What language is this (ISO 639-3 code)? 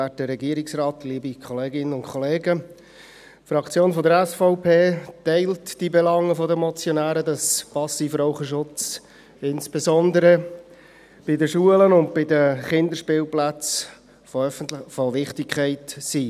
gsw